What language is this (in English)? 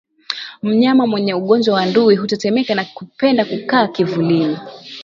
Swahili